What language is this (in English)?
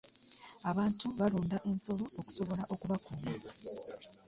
Ganda